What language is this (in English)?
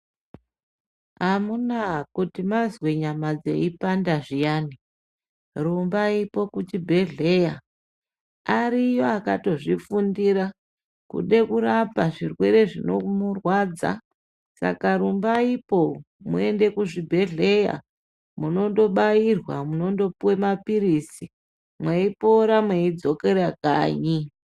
Ndau